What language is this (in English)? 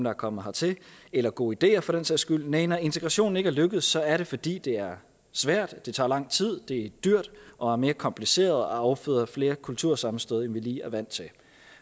Danish